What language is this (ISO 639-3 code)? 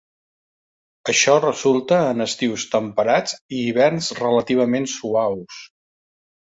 cat